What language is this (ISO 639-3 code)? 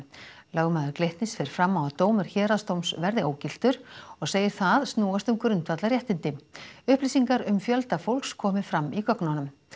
isl